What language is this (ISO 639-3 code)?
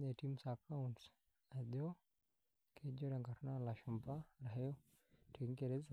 mas